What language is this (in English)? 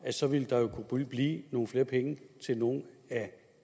Danish